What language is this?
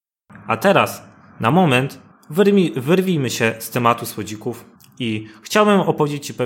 Polish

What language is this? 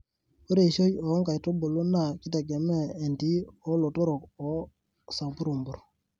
Masai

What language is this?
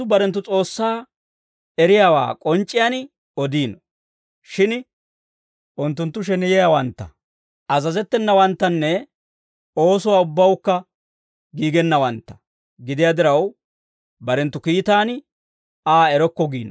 Dawro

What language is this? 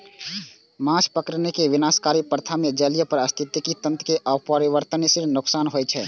Maithili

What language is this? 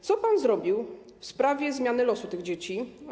Polish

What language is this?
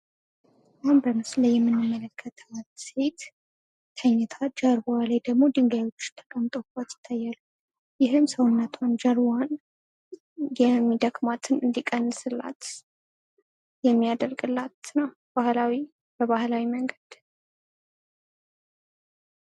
Amharic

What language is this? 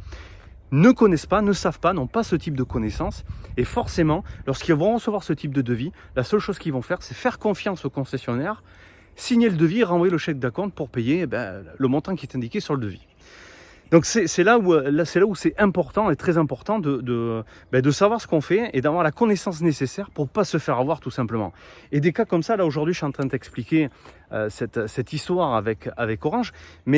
French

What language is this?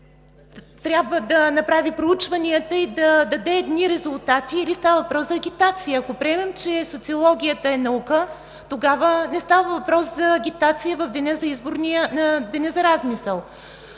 Bulgarian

